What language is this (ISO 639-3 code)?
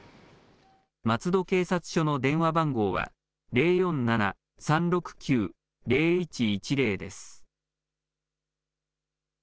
jpn